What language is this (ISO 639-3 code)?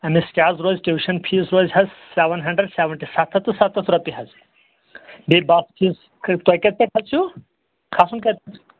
kas